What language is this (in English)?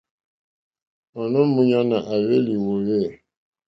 Mokpwe